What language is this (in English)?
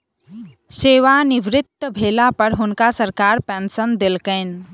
Maithili